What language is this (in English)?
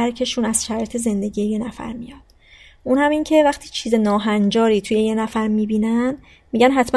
Persian